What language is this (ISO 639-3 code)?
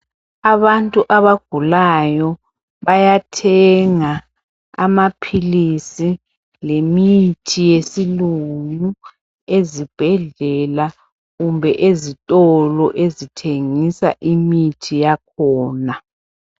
nde